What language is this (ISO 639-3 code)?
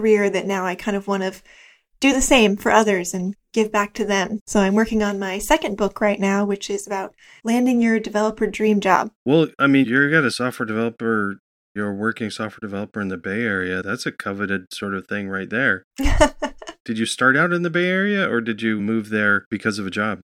eng